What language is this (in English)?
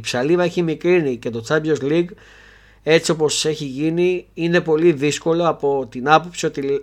Greek